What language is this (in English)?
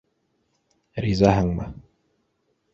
Bashkir